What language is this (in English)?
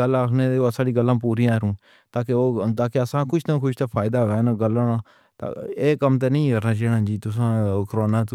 Pahari-Potwari